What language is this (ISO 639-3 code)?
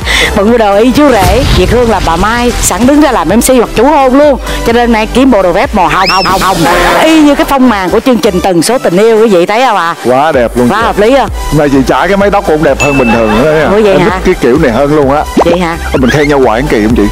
vie